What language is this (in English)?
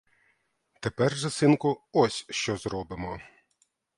Ukrainian